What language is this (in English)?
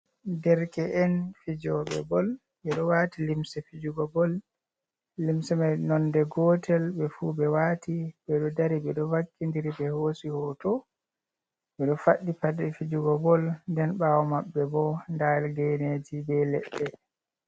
Fula